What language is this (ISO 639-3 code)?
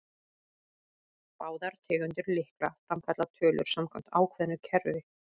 isl